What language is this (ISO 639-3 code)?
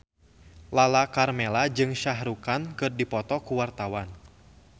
sun